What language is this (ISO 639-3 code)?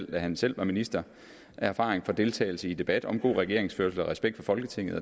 dan